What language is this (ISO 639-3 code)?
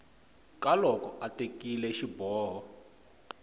tso